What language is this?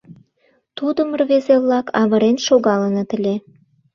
Mari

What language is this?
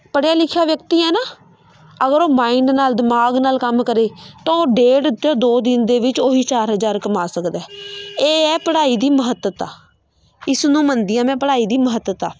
Punjabi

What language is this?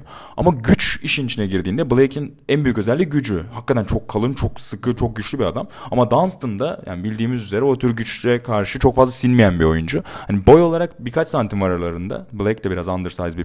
Turkish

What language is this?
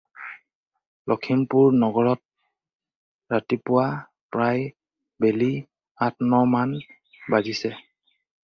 Assamese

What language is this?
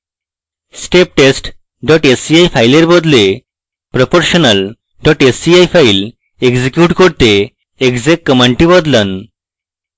Bangla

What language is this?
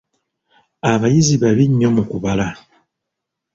Ganda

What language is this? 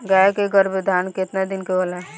Bhojpuri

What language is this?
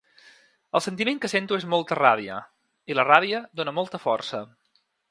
Catalan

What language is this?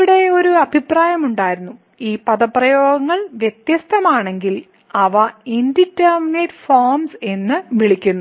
Malayalam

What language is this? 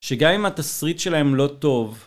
Hebrew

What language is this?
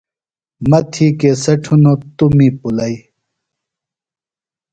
Phalura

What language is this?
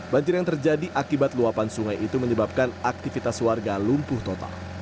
Indonesian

